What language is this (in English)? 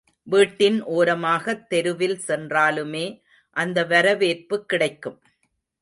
Tamil